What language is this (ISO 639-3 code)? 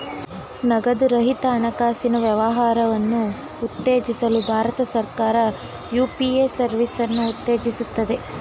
kan